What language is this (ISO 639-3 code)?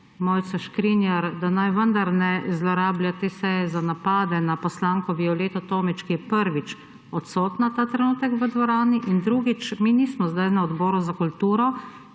slv